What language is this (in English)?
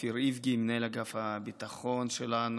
Hebrew